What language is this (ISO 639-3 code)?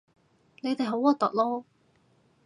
yue